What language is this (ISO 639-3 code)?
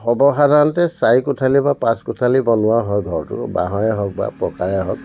asm